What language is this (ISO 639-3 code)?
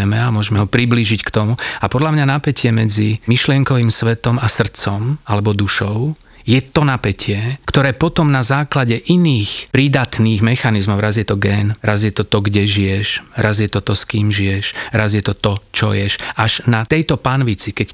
slk